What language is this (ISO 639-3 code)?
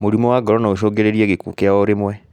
kik